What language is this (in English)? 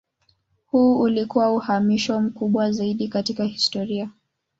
Swahili